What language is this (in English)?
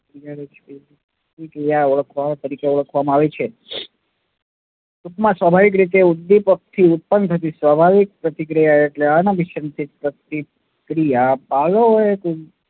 Gujarati